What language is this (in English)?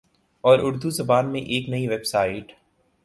Urdu